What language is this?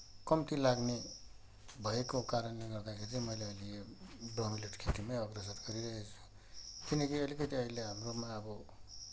Nepali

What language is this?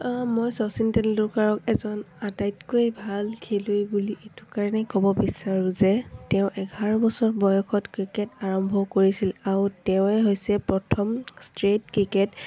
Assamese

